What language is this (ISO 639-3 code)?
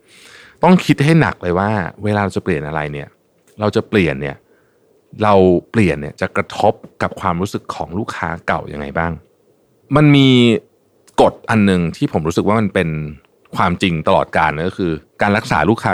tha